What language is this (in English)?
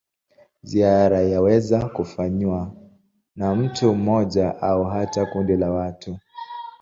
Swahili